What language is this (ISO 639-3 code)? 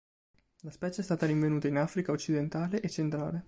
ita